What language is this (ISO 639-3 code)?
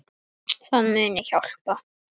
isl